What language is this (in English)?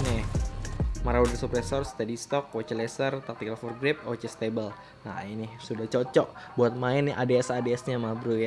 Indonesian